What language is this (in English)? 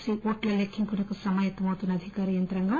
Telugu